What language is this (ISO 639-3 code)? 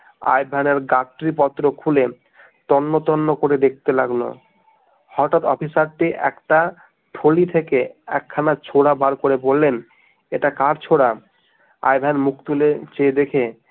ben